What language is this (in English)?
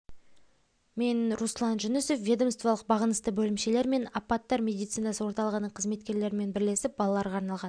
Kazakh